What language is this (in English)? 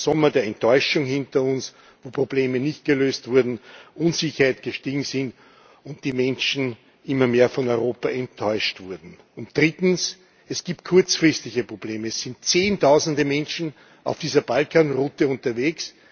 German